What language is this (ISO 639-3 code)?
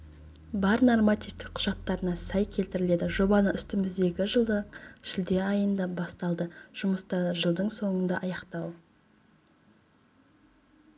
kaz